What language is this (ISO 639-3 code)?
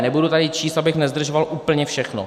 ces